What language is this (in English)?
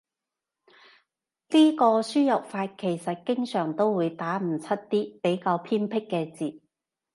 Cantonese